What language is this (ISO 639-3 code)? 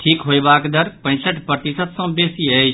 mai